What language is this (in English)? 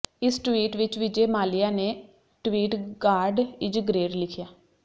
Punjabi